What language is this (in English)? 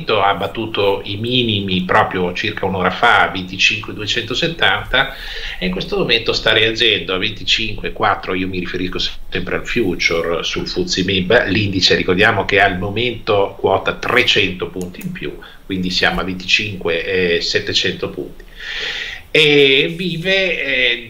Italian